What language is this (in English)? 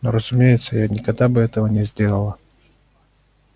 Russian